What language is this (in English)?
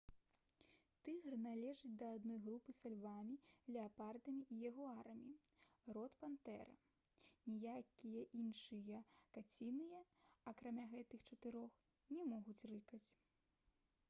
Belarusian